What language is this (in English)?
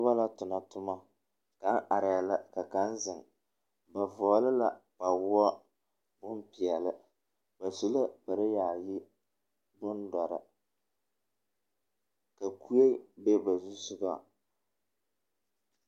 Southern Dagaare